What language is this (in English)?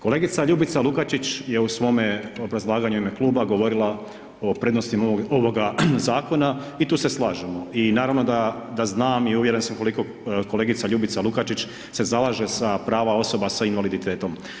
Croatian